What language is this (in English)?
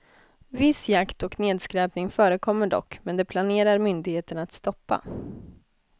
Swedish